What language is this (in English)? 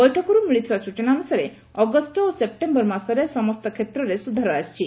Odia